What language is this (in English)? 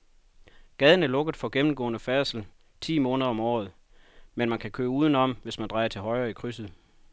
Danish